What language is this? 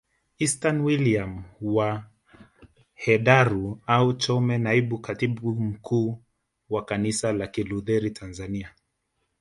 Swahili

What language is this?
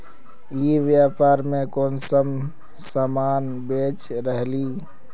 Magahi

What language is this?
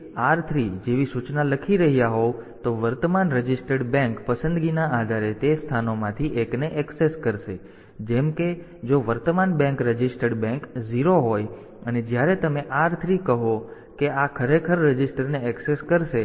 Gujarati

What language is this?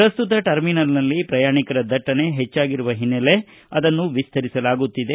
Kannada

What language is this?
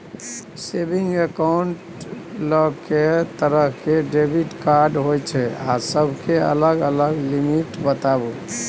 Maithili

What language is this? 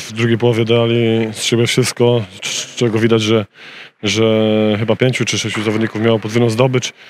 Polish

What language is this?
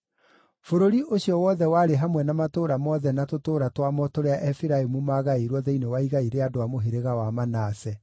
Kikuyu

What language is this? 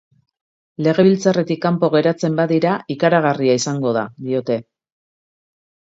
Basque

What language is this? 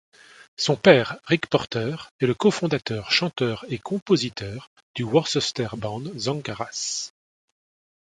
French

